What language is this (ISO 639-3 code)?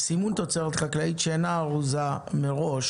heb